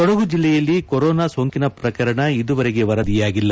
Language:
Kannada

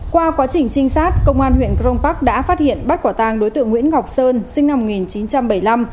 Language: Vietnamese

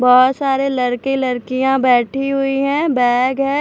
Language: Hindi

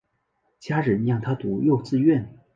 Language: Chinese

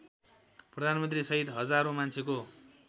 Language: Nepali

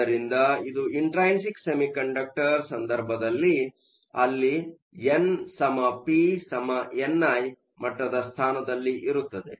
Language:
Kannada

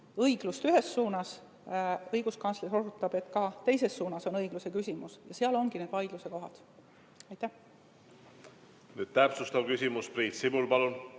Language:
Estonian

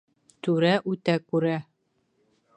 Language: Bashkir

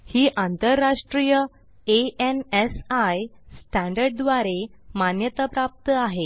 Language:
Marathi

